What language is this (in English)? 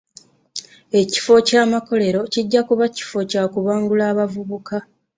Ganda